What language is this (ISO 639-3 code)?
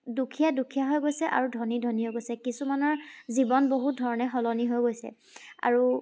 asm